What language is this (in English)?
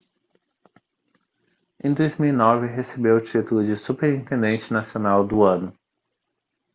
Portuguese